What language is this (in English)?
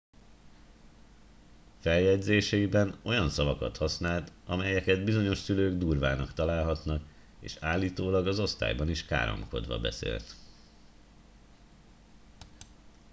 Hungarian